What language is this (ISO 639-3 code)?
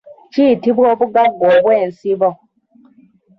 lug